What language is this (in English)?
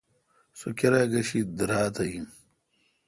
Kalkoti